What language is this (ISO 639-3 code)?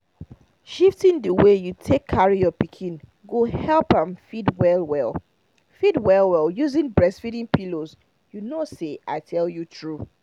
pcm